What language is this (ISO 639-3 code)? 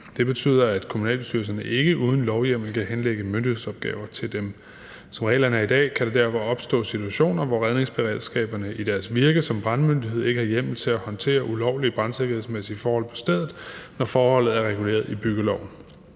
dan